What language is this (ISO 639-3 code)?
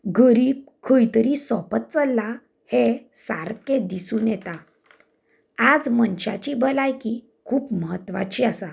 kok